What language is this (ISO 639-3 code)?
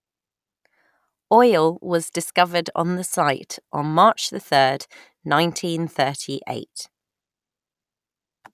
eng